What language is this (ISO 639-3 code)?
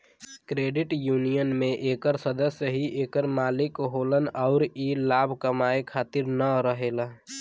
bho